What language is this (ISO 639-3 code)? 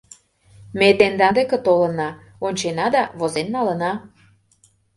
chm